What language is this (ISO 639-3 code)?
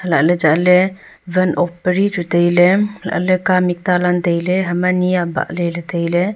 nnp